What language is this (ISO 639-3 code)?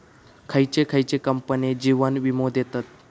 mar